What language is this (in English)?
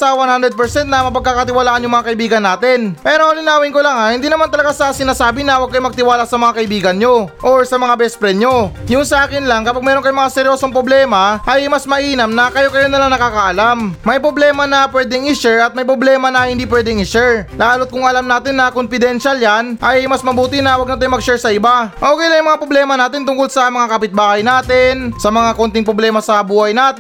Filipino